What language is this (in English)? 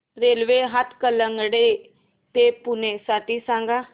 Marathi